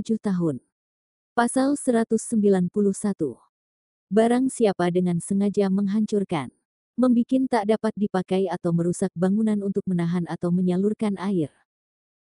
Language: Indonesian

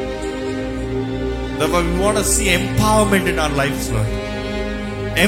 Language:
Telugu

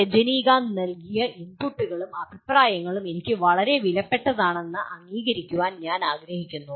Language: Malayalam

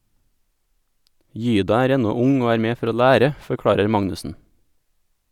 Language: Norwegian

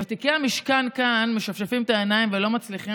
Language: Hebrew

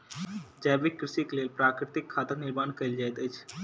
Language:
Maithili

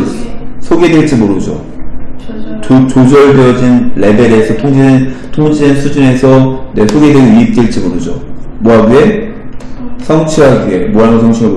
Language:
Korean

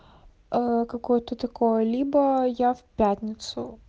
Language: Russian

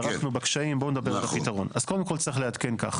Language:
Hebrew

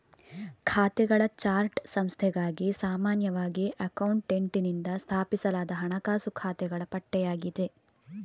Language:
Kannada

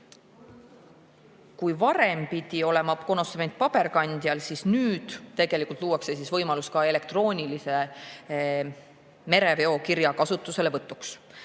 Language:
Estonian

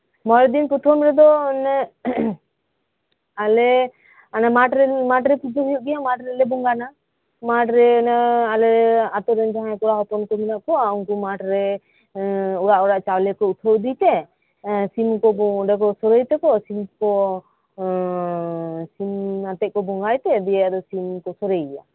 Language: Santali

